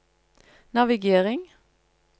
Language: Norwegian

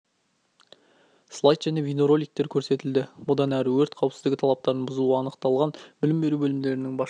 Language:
Kazakh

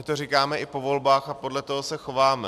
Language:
Czech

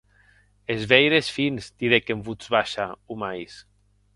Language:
Occitan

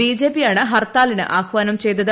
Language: Malayalam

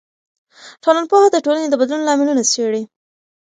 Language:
Pashto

